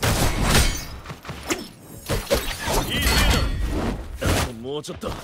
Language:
Japanese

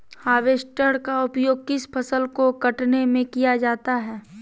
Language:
Magahi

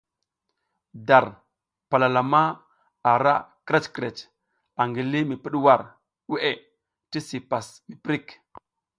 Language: South Giziga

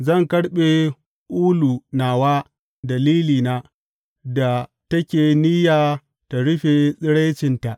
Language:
Hausa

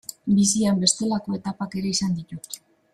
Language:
Basque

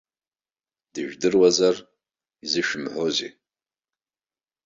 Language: Abkhazian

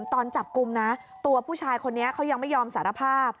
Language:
Thai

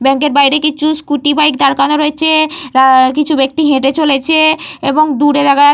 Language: Bangla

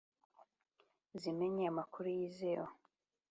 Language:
Kinyarwanda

